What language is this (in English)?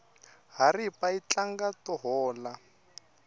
Tsonga